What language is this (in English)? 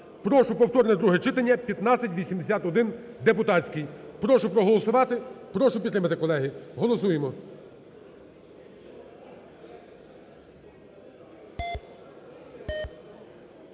Ukrainian